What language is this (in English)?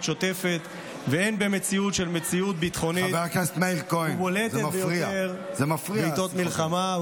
Hebrew